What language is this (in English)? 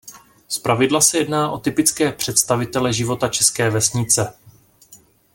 Czech